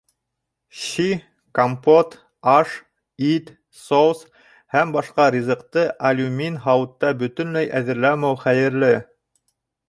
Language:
Bashkir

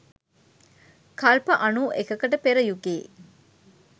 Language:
Sinhala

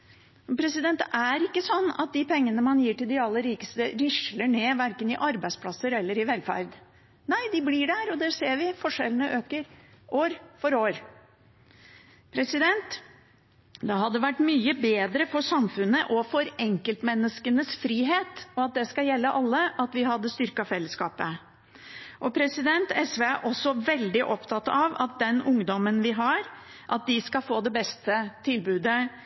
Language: Norwegian Bokmål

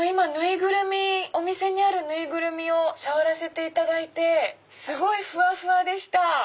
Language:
Japanese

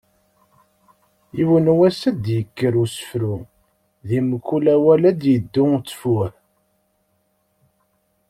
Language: Kabyle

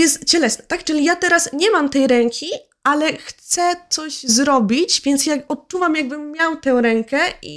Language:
Polish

